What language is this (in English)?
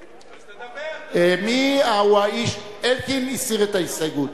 Hebrew